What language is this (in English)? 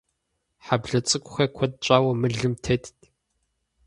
Kabardian